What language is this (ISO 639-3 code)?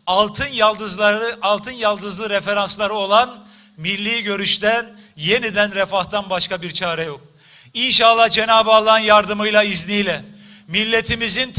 tur